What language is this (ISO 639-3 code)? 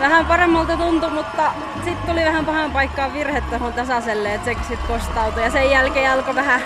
fin